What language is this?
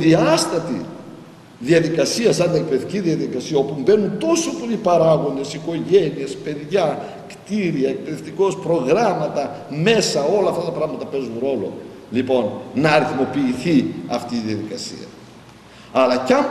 Greek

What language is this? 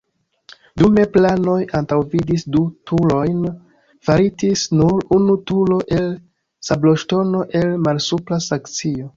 Esperanto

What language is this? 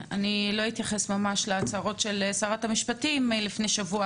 Hebrew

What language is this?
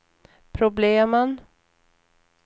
Swedish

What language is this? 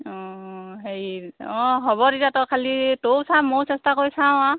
Assamese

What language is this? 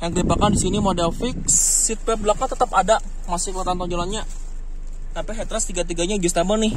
Indonesian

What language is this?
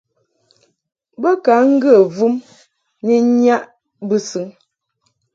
Mungaka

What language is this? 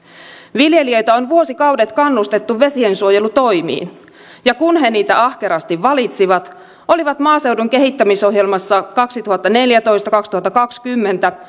Finnish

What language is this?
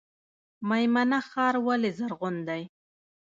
Pashto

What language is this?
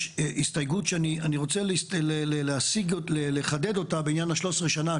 Hebrew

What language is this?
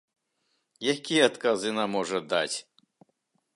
Belarusian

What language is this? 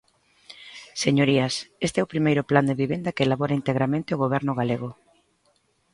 Galician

